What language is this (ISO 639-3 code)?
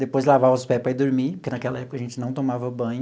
por